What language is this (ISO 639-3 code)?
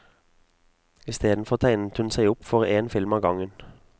nor